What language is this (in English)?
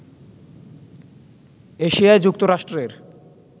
Bangla